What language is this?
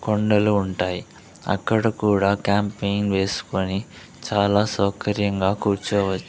Telugu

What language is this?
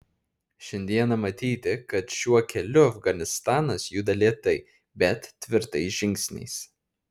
Lithuanian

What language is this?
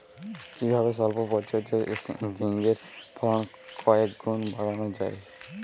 Bangla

